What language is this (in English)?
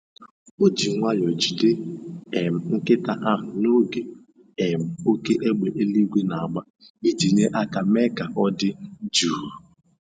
Igbo